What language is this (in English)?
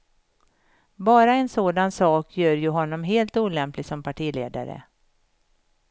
Swedish